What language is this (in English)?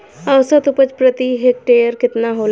Bhojpuri